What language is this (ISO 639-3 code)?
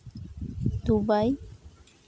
sat